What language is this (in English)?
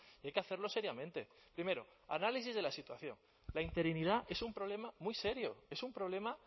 Spanish